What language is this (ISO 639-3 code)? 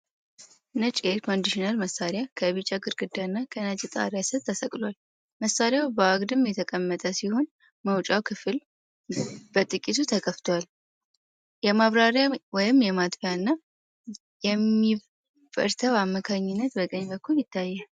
amh